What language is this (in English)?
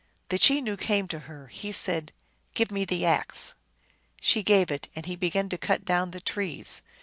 English